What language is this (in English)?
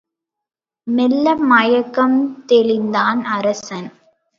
Tamil